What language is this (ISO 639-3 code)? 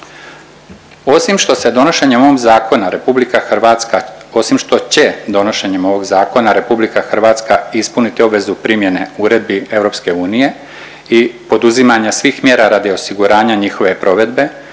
hrv